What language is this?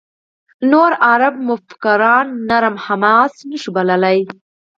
Pashto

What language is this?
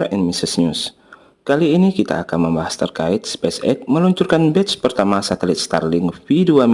Indonesian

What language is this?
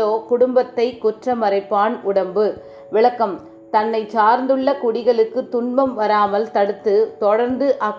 Tamil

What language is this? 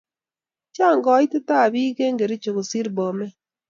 Kalenjin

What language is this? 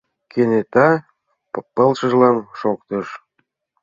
Mari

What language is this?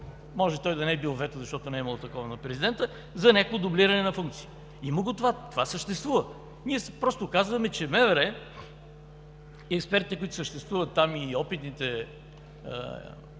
Bulgarian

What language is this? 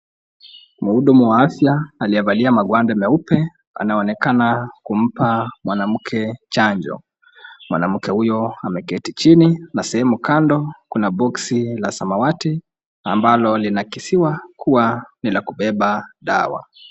Swahili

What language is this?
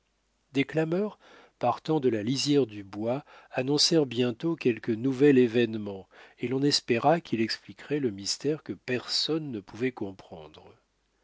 French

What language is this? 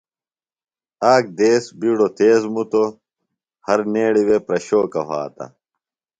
Phalura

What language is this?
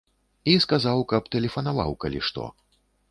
Belarusian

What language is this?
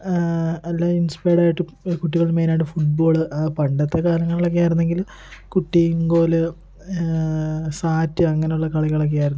Malayalam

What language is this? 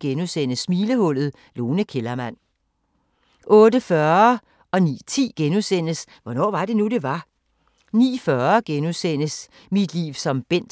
Danish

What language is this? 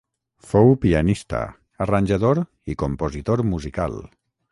Catalan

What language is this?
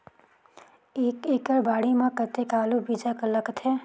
Chhattisgarhi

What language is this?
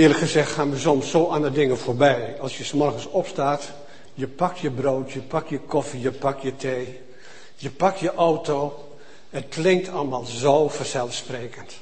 Dutch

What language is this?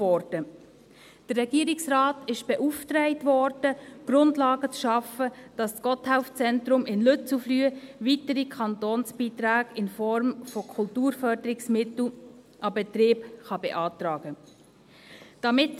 Swiss German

